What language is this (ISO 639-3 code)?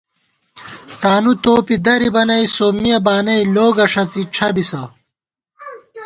gwt